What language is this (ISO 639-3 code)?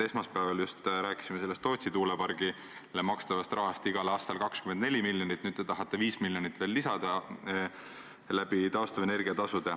est